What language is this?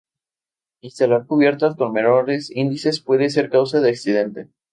Spanish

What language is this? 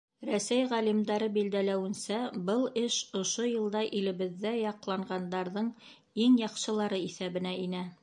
Bashkir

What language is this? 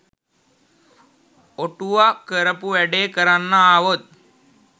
Sinhala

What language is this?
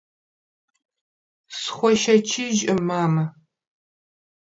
Kabardian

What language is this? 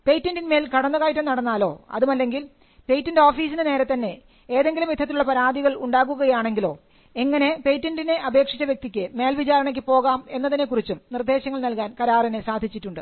Malayalam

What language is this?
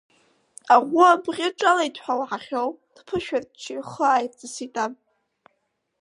Abkhazian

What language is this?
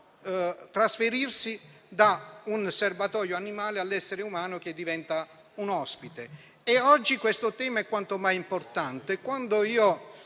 Italian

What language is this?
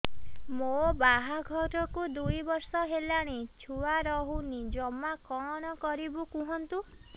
Odia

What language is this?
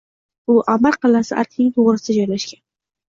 Uzbek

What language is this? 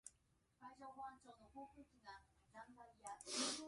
Japanese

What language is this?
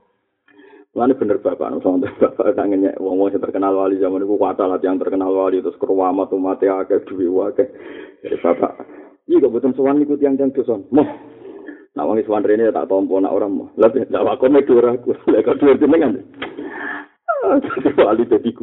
Malay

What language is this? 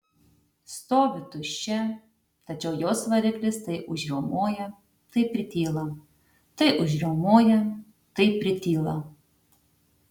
Lithuanian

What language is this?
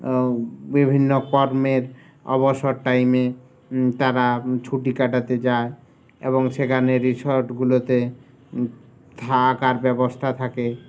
Bangla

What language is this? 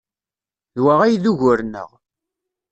Kabyle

